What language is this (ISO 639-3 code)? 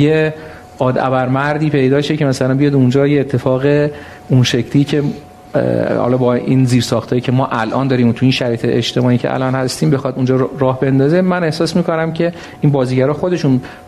fas